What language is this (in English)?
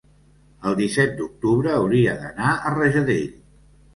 Catalan